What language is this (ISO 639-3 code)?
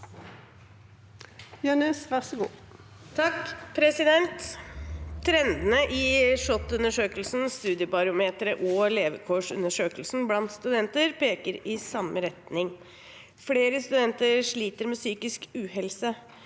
nor